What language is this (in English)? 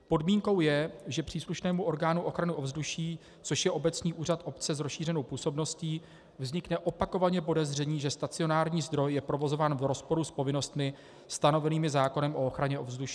Czech